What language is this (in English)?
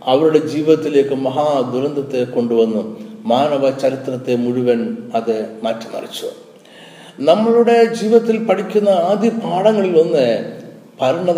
Malayalam